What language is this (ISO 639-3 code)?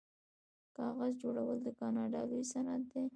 pus